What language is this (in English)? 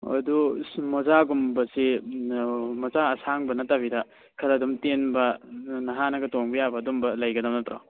Manipuri